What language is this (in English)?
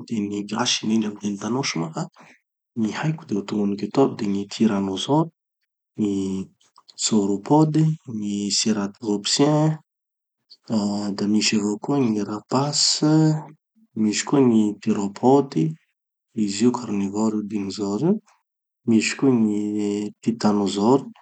Tanosy Malagasy